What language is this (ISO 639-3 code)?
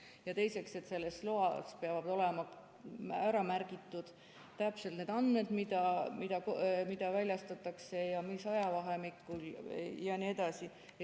est